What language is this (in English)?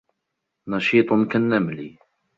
Arabic